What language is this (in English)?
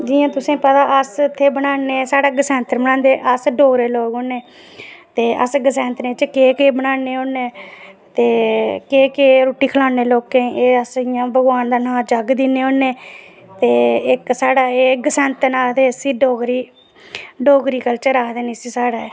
Dogri